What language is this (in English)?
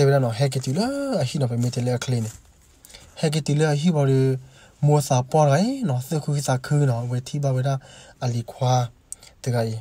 Korean